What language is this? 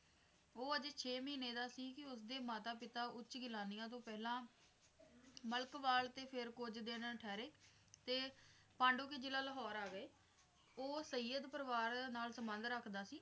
Punjabi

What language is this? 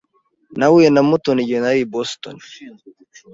Kinyarwanda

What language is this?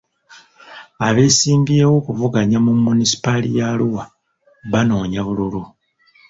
Ganda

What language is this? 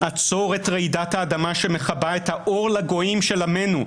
Hebrew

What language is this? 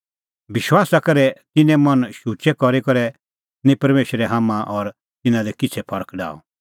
Kullu Pahari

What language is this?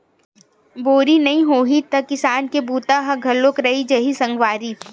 Chhattisgarhi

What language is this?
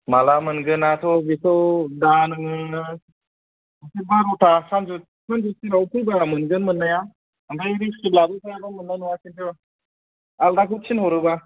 Bodo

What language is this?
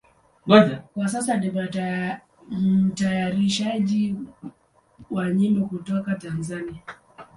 Swahili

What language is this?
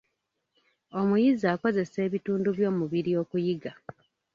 Ganda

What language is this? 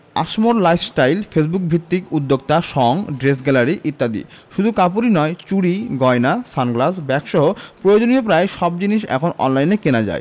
Bangla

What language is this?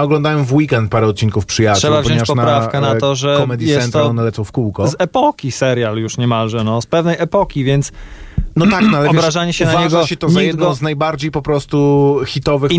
Polish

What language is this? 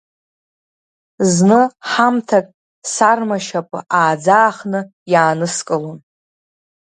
Abkhazian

